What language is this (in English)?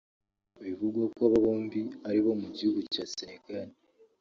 Kinyarwanda